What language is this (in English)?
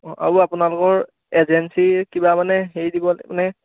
Assamese